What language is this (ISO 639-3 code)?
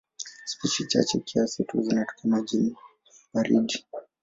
swa